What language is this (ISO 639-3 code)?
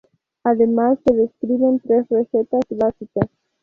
spa